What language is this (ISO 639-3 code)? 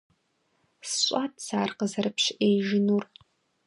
kbd